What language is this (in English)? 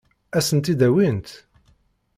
Kabyle